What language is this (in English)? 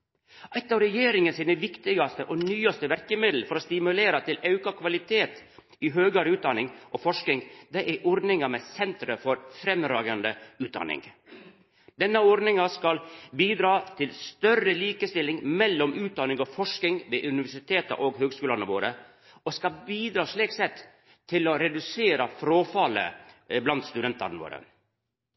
Norwegian Nynorsk